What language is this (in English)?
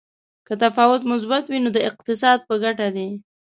Pashto